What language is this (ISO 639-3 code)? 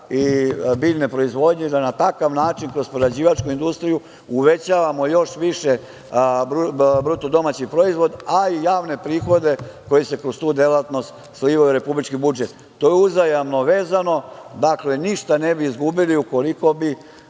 srp